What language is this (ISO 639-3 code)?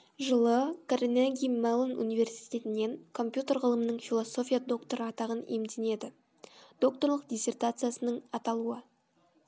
kaz